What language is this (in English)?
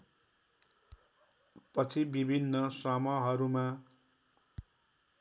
Nepali